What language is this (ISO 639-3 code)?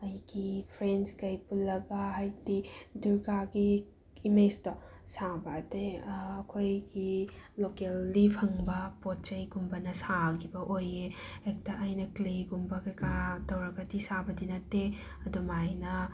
mni